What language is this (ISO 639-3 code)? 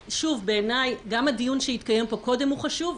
heb